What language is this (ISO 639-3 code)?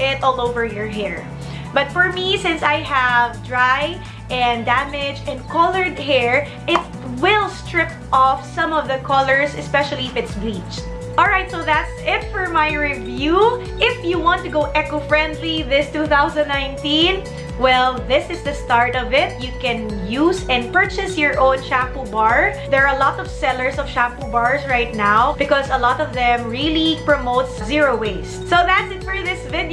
eng